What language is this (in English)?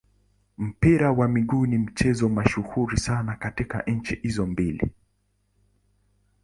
Swahili